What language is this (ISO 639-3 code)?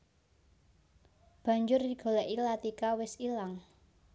jav